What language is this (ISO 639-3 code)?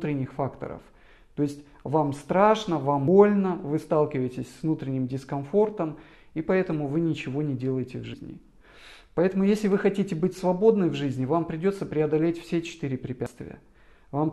rus